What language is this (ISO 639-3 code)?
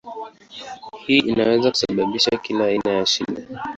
swa